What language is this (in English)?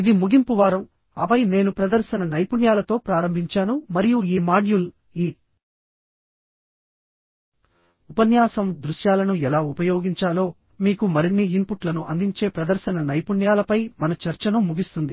Telugu